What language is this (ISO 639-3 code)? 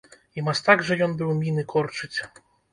bel